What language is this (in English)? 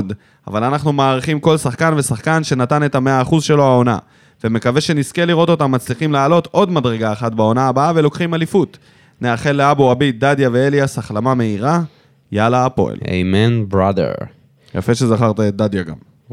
Hebrew